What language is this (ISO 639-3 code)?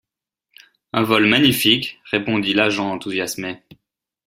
fra